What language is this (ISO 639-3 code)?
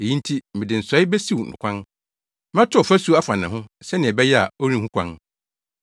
aka